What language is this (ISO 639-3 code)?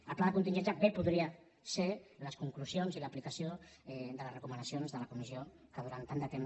cat